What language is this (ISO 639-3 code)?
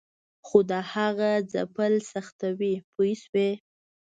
pus